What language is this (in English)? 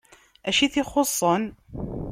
Kabyle